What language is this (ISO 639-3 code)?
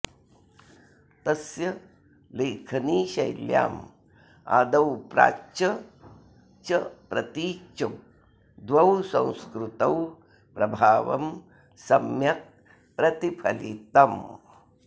san